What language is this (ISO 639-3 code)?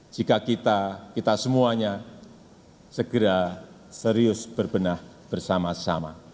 ind